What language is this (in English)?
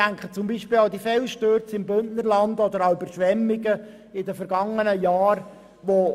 Swiss German